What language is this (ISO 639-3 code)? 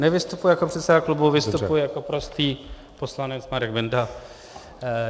ces